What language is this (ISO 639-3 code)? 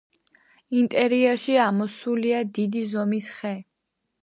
kat